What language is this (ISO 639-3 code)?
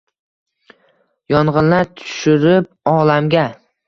uzb